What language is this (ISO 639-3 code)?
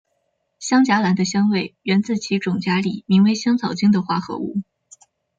zho